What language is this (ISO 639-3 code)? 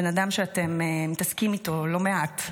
heb